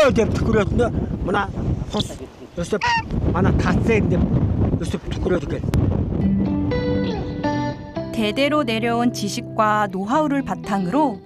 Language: Korean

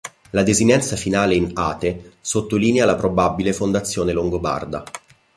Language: Italian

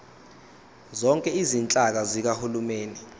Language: Zulu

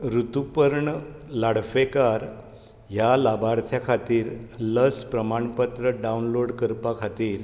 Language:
Konkani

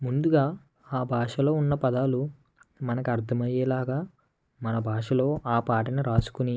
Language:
Telugu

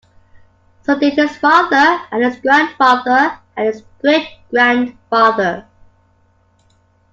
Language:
English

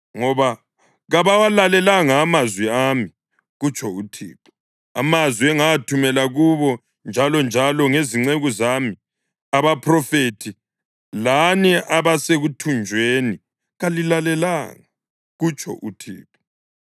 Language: North Ndebele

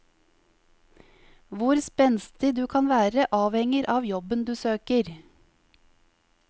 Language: Norwegian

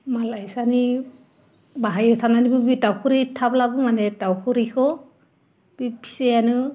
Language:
Bodo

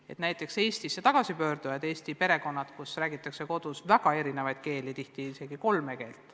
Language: Estonian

